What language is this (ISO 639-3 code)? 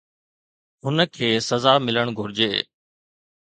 snd